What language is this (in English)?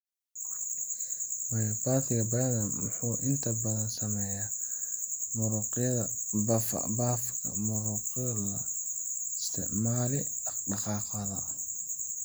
Somali